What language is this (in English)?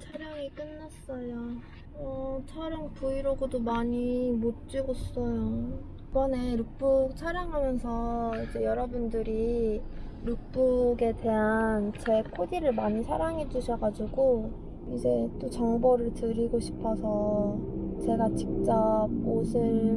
Korean